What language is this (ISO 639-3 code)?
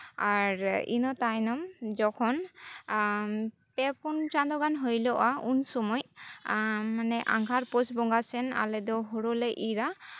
sat